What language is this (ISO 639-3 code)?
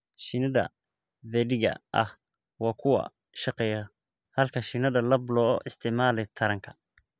som